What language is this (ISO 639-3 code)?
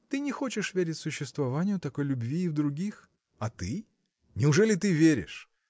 rus